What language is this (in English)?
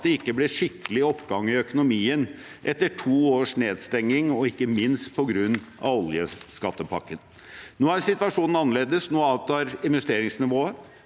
Norwegian